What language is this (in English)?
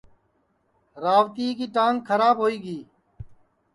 Sansi